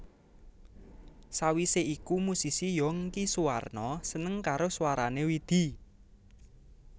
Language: Javanese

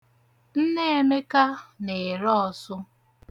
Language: Igbo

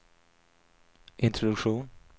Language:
Swedish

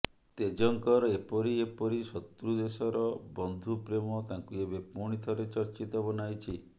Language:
Odia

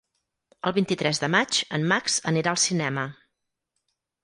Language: Catalan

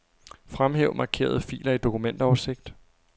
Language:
Danish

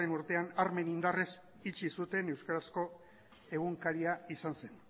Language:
Basque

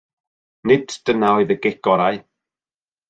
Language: Welsh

